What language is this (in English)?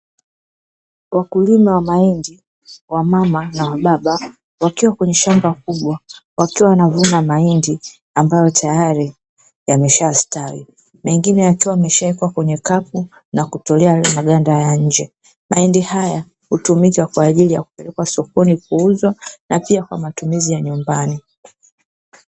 Swahili